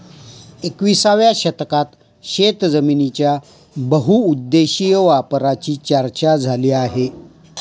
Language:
Marathi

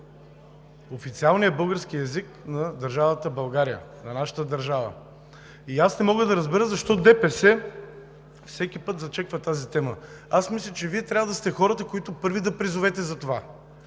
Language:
Bulgarian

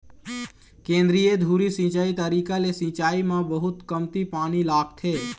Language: Chhattisgarhi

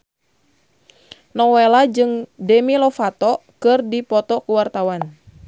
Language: Sundanese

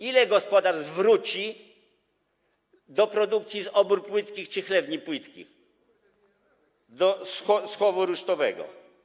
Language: Polish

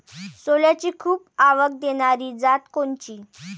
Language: Marathi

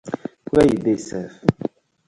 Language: Nigerian Pidgin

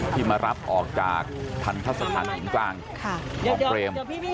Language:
Thai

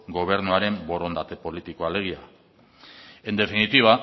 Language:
Basque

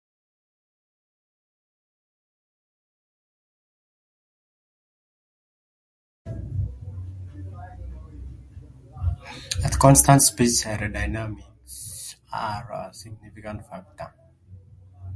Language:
English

